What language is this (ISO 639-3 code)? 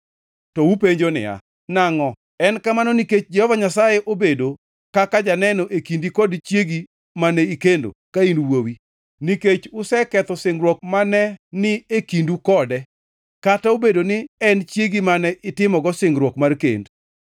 luo